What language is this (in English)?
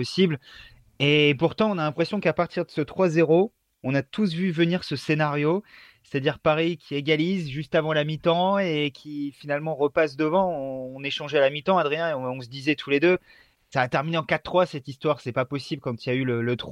French